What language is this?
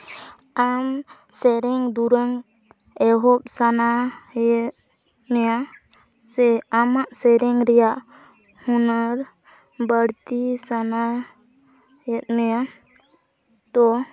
Santali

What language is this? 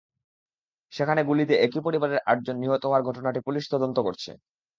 Bangla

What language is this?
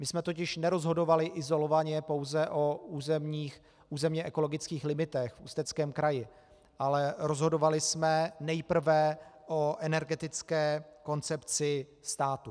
Czech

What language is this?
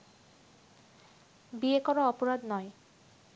Bangla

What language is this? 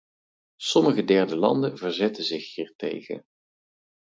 Dutch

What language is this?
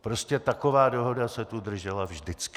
Czech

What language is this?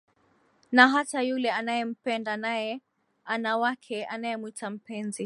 Swahili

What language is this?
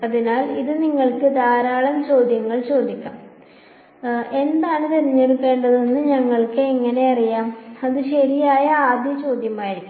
Malayalam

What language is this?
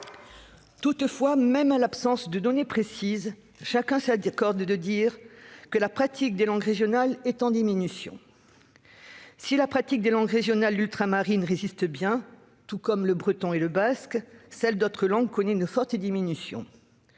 French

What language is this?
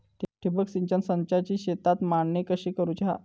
Marathi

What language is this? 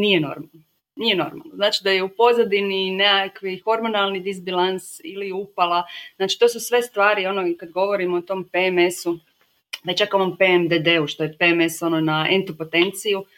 Croatian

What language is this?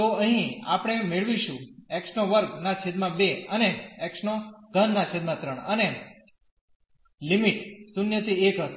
Gujarati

